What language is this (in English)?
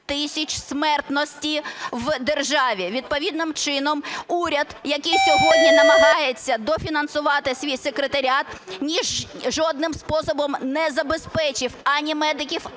Ukrainian